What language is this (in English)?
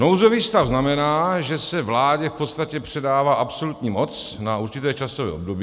Czech